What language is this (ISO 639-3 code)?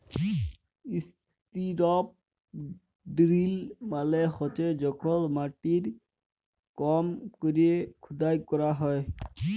ben